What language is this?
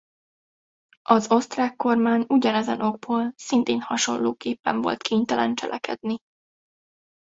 Hungarian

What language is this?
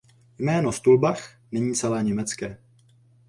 Czech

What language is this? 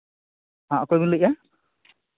Santali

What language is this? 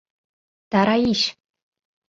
Mari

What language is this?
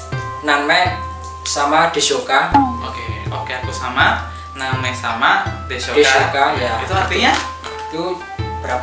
Indonesian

